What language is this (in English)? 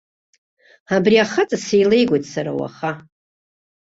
Abkhazian